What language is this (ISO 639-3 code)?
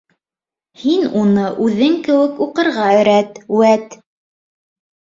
bak